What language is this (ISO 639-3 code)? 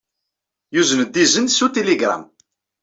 kab